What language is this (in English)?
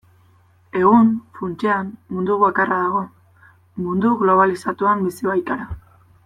Basque